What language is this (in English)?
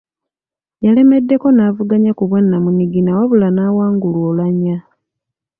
Ganda